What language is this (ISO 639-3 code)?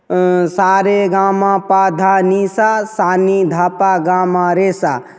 mai